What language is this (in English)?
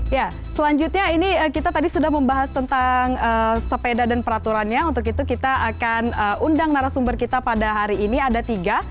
Indonesian